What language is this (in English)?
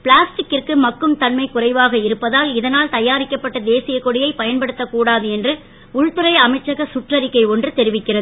Tamil